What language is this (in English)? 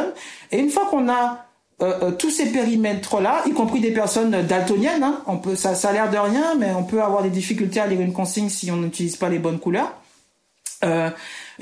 French